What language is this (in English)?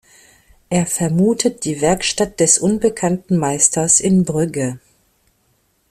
German